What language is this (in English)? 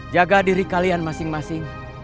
Indonesian